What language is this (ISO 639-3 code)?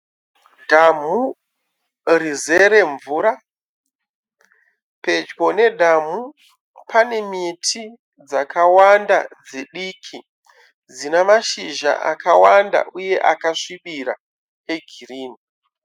sna